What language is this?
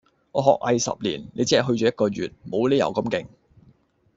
Cantonese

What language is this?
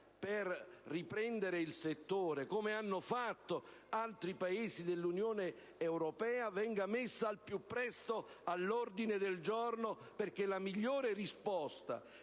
Italian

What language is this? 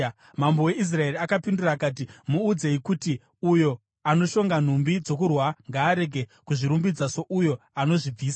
Shona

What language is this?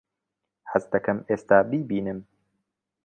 Central Kurdish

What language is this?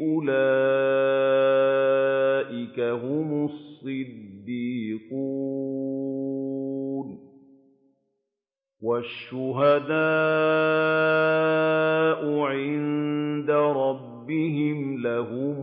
Arabic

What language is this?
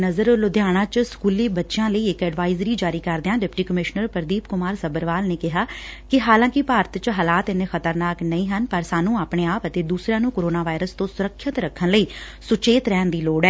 Punjabi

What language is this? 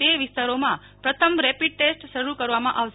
Gujarati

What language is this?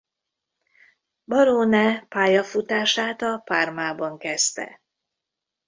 Hungarian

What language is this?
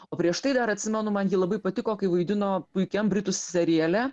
Lithuanian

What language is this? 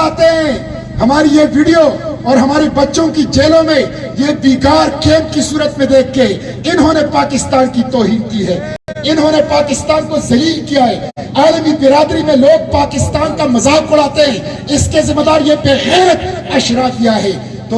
Urdu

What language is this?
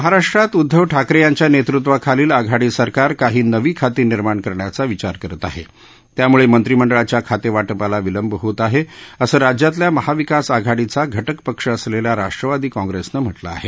Marathi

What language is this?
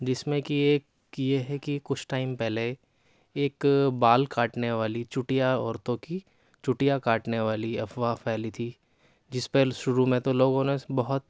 Urdu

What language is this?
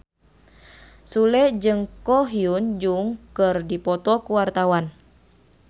Sundanese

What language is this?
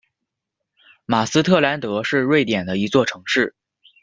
Chinese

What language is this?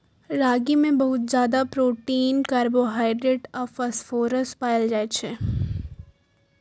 Maithili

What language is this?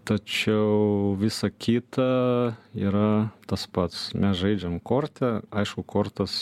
Lithuanian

